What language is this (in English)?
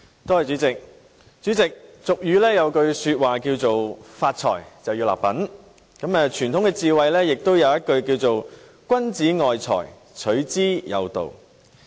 Cantonese